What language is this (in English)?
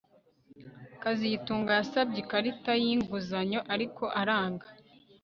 Kinyarwanda